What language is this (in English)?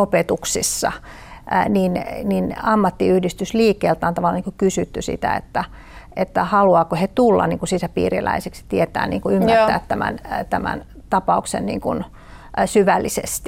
Finnish